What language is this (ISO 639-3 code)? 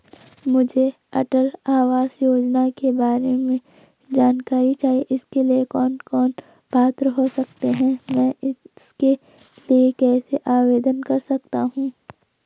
hin